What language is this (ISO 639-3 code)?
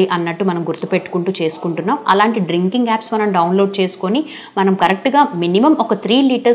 tel